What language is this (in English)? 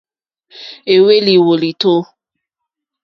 Mokpwe